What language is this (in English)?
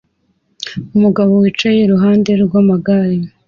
Kinyarwanda